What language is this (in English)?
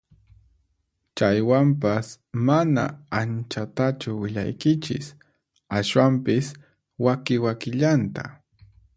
Puno Quechua